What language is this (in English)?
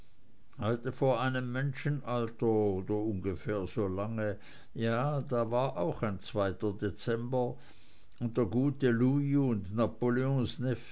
German